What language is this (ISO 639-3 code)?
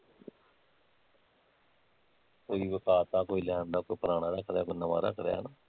pan